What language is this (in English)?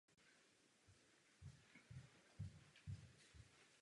Czech